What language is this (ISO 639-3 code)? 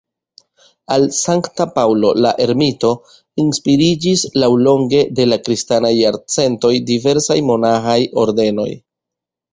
epo